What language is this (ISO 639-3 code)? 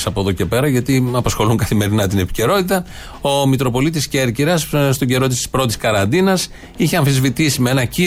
ell